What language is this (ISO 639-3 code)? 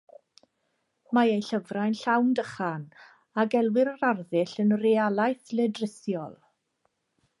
cym